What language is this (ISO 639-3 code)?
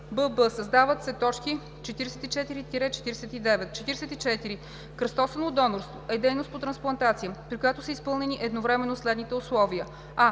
bul